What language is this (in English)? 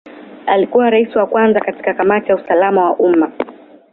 Swahili